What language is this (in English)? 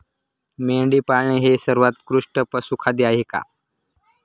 Marathi